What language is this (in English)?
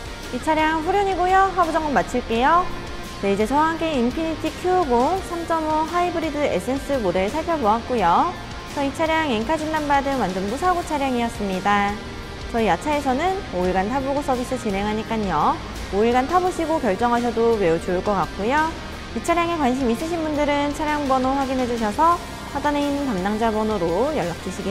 Korean